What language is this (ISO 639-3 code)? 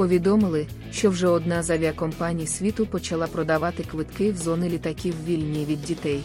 ukr